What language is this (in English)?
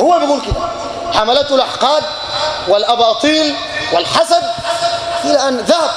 Arabic